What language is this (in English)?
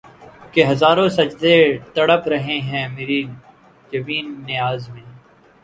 Urdu